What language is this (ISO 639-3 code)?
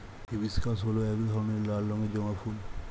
ben